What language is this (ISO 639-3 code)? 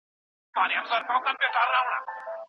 pus